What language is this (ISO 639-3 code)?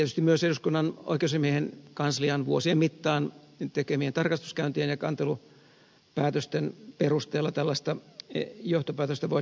fin